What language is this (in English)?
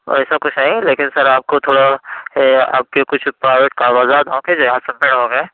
Urdu